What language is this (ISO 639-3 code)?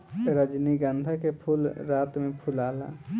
bho